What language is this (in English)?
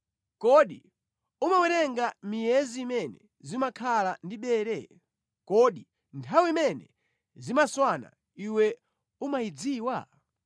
Nyanja